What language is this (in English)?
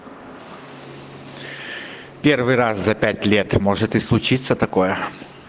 Russian